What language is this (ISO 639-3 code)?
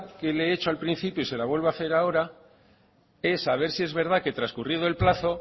spa